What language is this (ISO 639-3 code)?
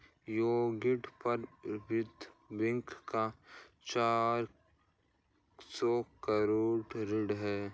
hin